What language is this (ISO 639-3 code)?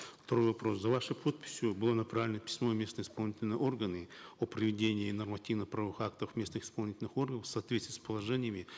kaz